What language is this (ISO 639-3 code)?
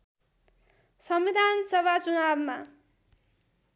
nep